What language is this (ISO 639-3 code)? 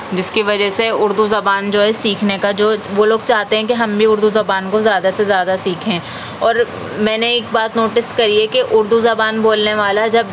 urd